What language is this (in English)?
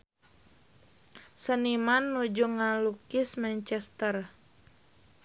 Sundanese